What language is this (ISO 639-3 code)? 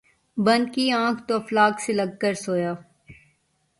urd